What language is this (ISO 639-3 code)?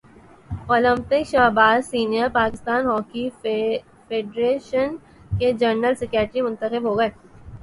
urd